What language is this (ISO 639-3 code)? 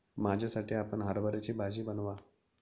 mar